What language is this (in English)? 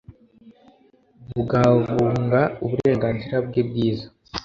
Kinyarwanda